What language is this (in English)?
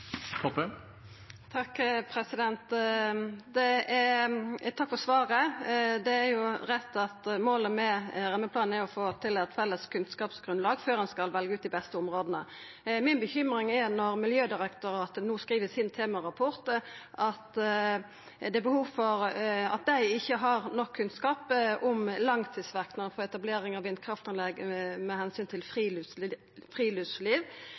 Norwegian Nynorsk